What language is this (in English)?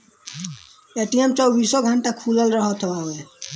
Bhojpuri